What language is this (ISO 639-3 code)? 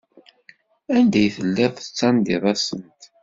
kab